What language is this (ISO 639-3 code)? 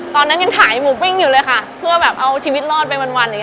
tha